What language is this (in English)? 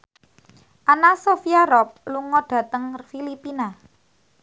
Javanese